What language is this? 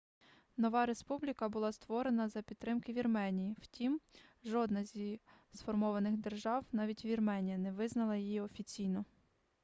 Ukrainian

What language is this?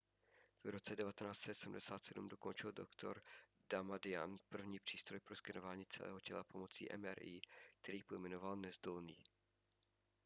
Czech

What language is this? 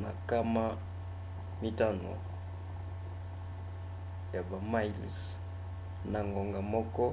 Lingala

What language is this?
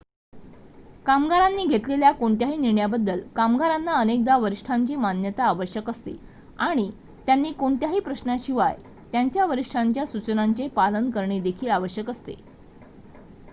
Marathi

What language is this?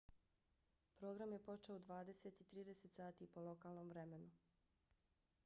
Bosnian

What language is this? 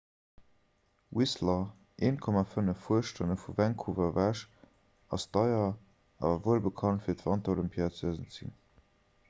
Luxembourgish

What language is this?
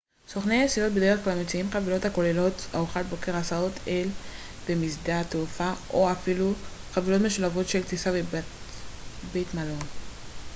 Hebrew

